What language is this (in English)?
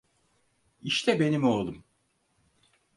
Turkish